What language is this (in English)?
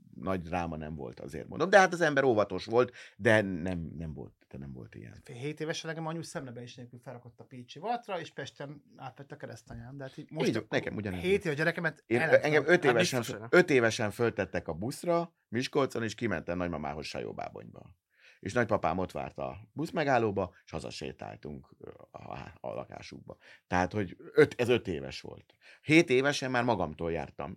Hungarian